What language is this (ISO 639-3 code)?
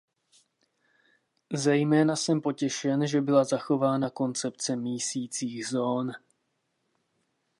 ces